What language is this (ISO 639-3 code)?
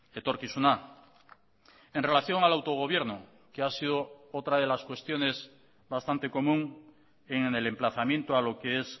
spa